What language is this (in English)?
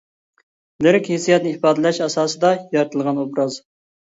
Uyghur